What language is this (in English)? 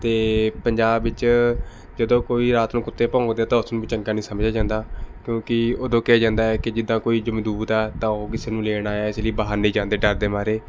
Punjabi